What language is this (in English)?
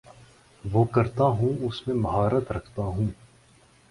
Urdu